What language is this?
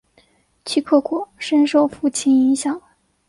Chinese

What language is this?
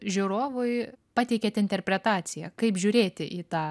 Lithuanian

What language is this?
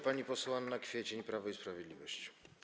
Polish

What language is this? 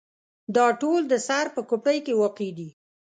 Pashto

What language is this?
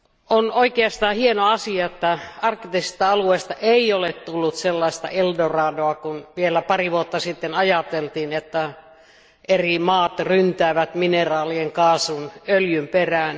Finnish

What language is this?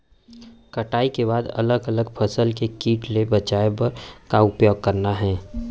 Chhattisgarhi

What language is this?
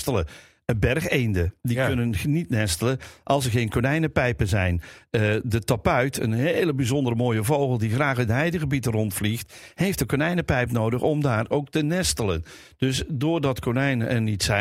Dutch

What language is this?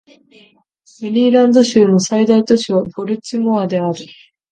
Japanese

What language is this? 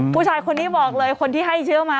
Thai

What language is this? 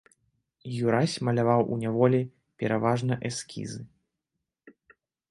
Belarusian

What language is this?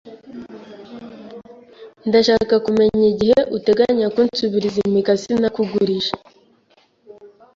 Kinyarwanda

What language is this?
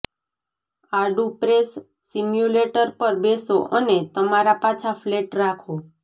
Gujarati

